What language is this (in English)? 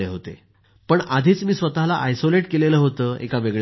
Marathi